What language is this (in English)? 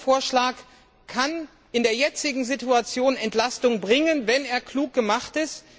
German